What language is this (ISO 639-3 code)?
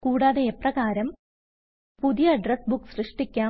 mal